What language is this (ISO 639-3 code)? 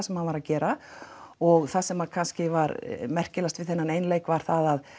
isl